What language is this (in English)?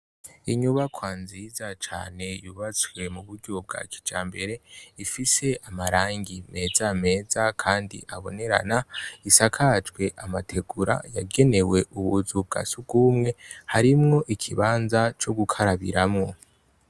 Rundi